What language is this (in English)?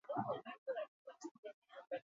Basque